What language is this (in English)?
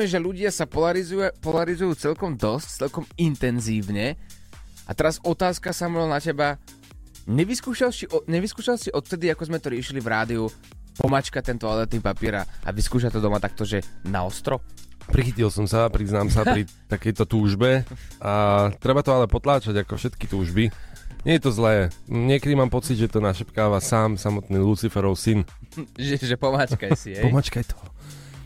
Slovak